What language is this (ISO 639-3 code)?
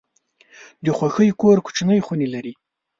pus